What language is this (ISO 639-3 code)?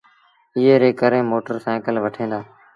sbn